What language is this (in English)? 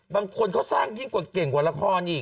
Thai